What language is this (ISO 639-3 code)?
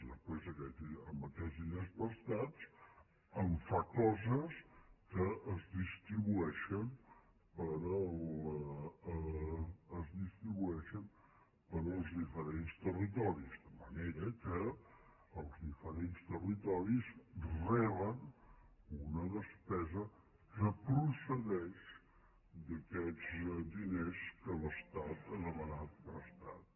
cat